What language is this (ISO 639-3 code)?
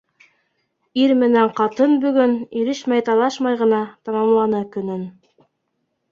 bak